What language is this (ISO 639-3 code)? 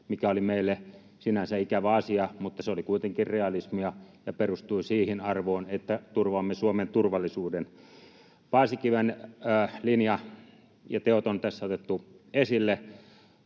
fin